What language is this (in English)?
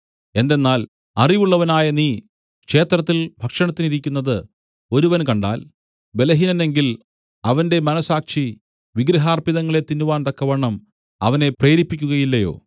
Malayalam